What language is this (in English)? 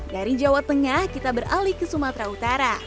Indonesian